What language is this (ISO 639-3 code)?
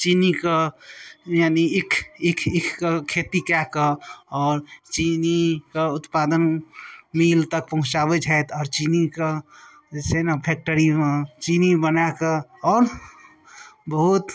mai